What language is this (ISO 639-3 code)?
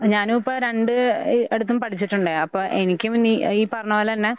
mal